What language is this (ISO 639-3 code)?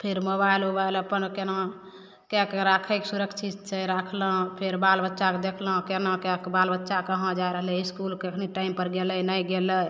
mai